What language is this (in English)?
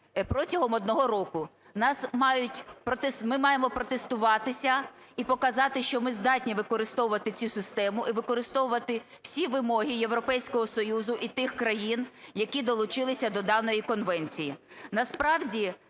Ukrainian